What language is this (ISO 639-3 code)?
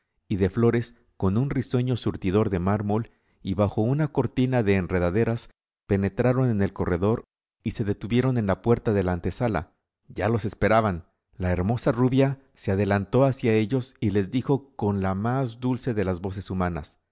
spa